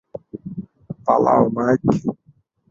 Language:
Bangla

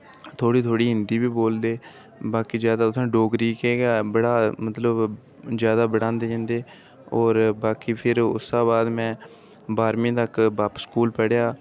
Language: Dogri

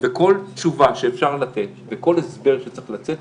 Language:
Hebrew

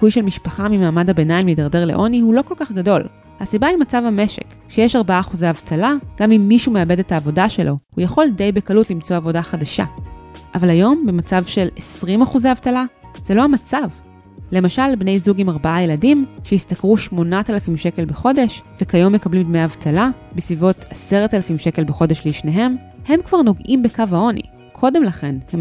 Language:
Hebrew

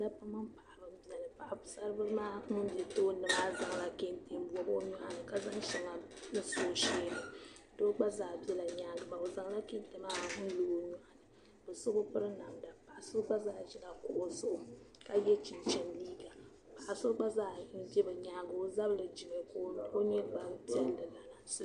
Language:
Dagbani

